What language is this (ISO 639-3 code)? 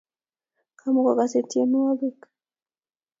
kln